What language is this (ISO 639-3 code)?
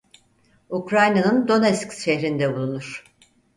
tur